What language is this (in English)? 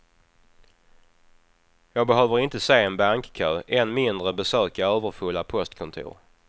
Swedish